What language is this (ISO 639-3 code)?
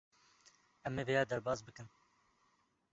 kur